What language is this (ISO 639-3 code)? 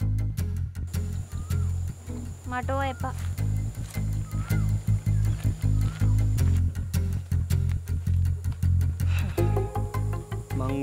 ind